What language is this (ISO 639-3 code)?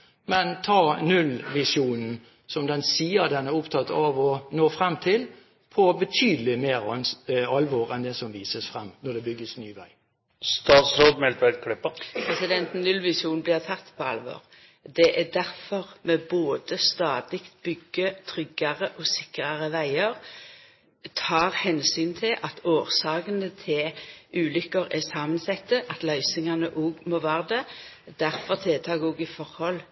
nor